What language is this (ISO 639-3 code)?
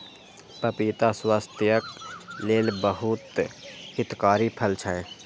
mai